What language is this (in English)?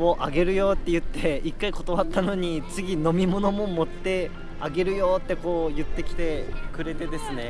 Japanese